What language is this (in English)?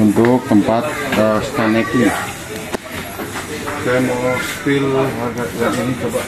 Indonesian